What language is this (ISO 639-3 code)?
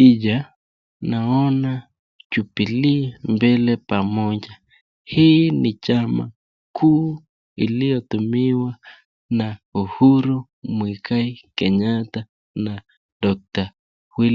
swa